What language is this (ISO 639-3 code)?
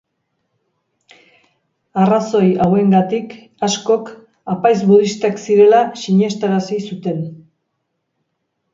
eus